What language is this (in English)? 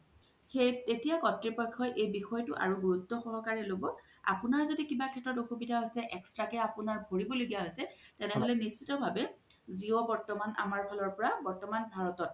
Assamese